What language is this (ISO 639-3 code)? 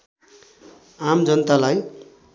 nep